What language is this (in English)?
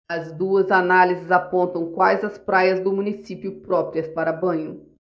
Portuguese